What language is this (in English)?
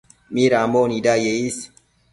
Matsés